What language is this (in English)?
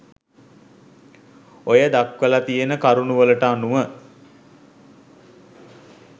Sinhala